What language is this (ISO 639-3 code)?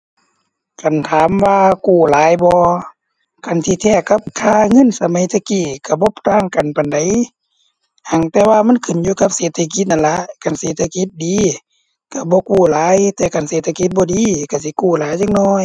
tha